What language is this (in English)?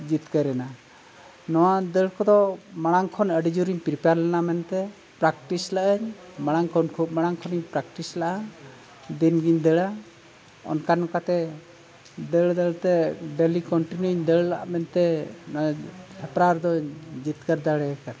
Santali